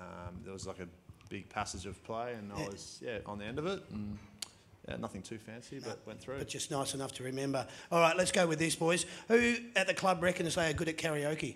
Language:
English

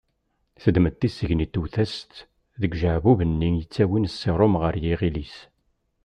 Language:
Kabyle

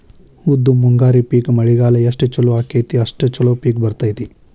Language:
Kannada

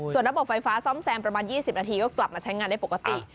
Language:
Thai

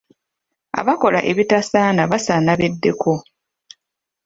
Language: Ganda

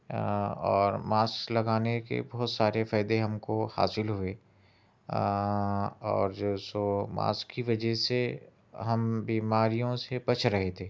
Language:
Urdu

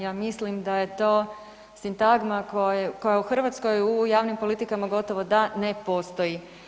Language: Croatian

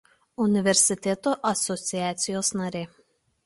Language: Lithuanian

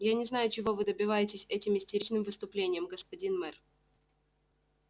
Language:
Russian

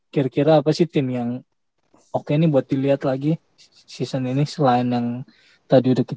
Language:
Indonesian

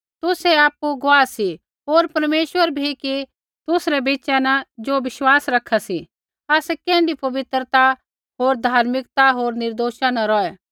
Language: Kullu Pahari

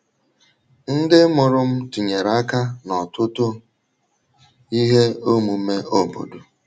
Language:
Igbo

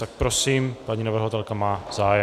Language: Czech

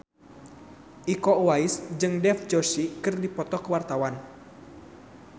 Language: Sundanese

